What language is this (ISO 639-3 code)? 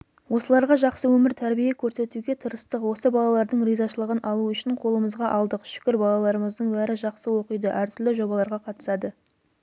kaz